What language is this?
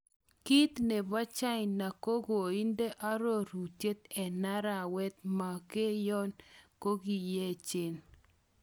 Kalenjin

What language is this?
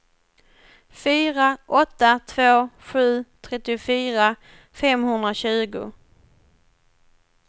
Swedish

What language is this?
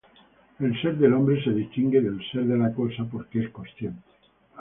Spanish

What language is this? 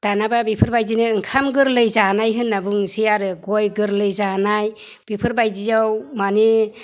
Bodo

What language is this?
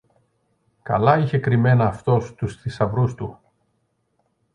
Greek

